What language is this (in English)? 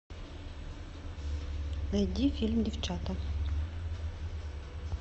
Russian